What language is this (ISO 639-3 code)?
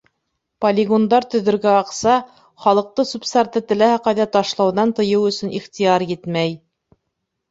bak